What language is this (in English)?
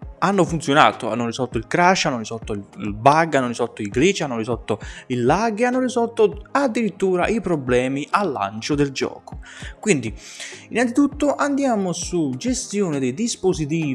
Italian